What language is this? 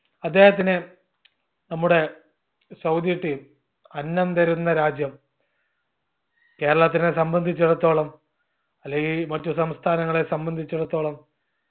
Malayalam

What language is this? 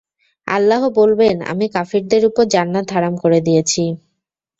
Bangla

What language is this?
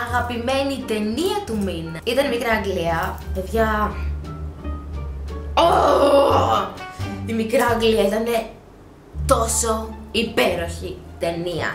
Greek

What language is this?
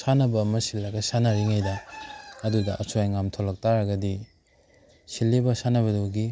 Manipuri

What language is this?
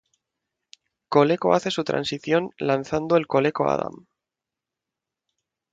Spanish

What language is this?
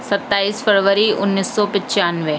Urdu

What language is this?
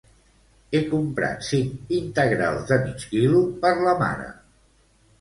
Catalan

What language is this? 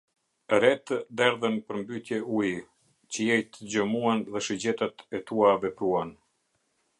Albanian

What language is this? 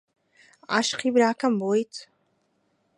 Central Kurdish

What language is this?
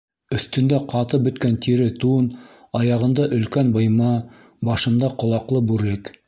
Bashkir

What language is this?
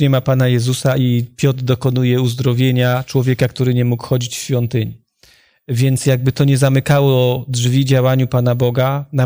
Polish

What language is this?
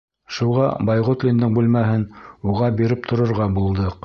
Bashkir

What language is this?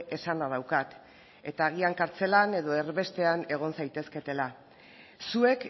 Basque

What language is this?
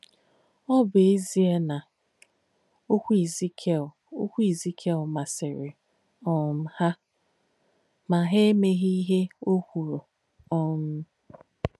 Igbo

